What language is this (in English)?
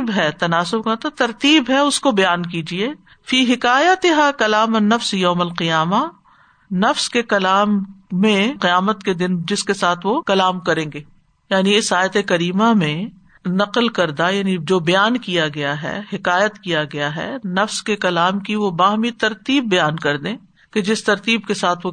Urdu